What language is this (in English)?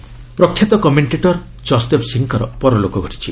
Odia